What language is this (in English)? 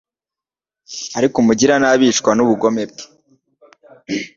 Kinyarwanda